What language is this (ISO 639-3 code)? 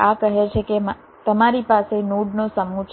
guj